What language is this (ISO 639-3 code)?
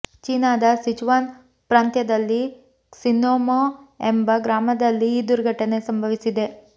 kan